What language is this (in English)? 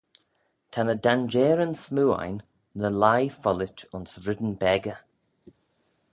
Manx